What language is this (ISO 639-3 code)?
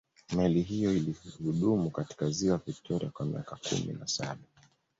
swa